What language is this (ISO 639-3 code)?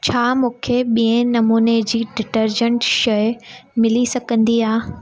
snd